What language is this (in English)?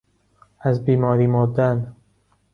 Persian